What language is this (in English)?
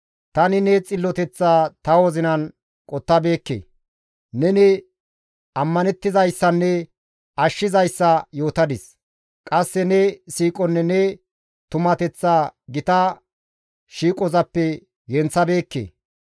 Gamo